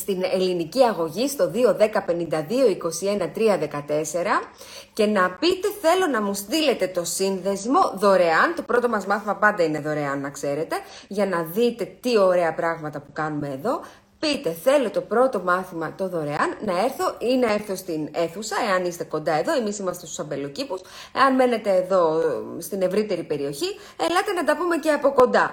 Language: Greek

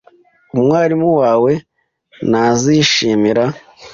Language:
Kinyarwanda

